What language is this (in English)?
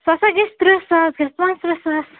Kashmiri